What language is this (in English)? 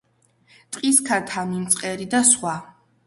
Georgian